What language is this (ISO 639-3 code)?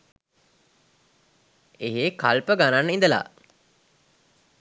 sin